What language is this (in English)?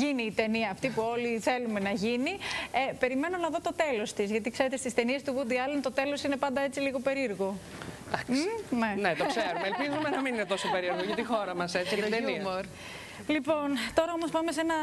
Greek